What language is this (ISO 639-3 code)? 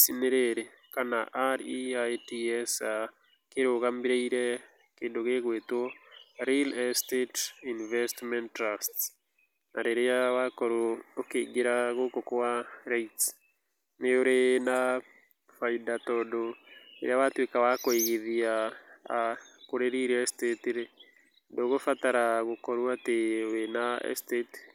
kik